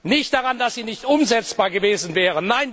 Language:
German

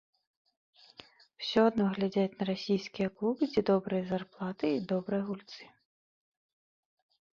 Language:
Belarusian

